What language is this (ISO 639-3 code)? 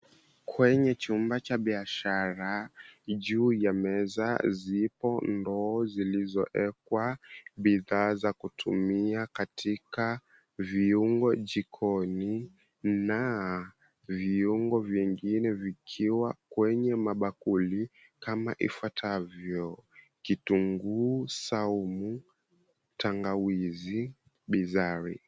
swa